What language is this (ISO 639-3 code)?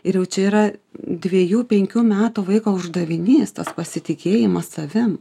lit